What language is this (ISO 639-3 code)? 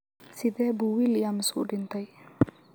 som